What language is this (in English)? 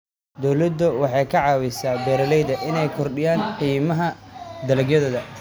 Somali